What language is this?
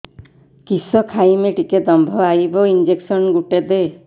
Odia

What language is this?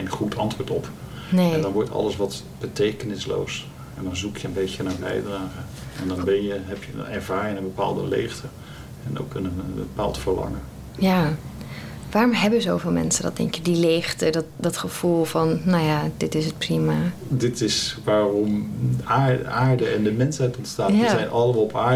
Dutch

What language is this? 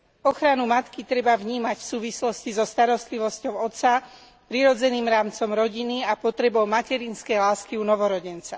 Slovak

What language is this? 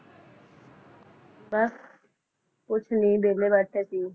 Punjabi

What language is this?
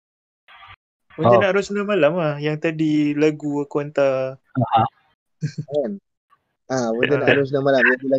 Malay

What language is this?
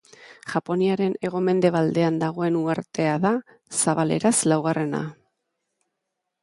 Basque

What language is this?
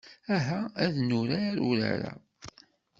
Kabyle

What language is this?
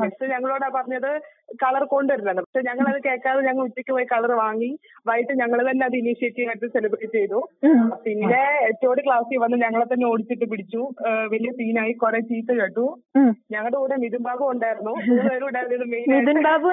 Malayalam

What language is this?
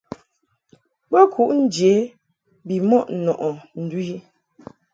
Mungaka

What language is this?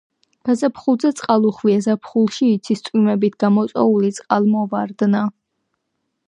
Georgian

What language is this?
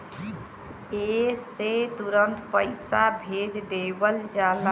Bhojpuri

